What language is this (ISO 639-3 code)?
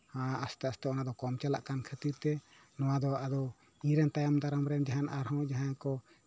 sat